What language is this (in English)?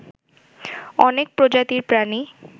Bangla